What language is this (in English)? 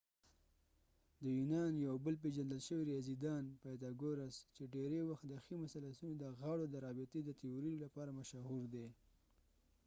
Pashto